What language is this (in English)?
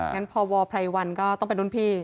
Thai